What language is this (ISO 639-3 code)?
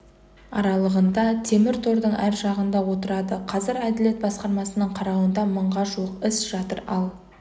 kaz